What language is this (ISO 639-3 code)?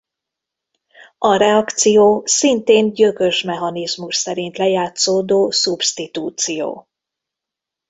hun